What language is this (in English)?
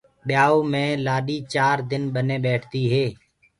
Gurgula